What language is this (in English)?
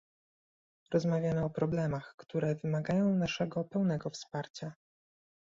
Polish